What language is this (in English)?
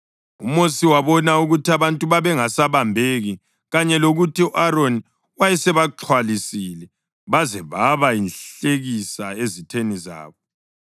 North Ndebele